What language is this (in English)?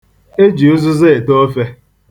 Igbo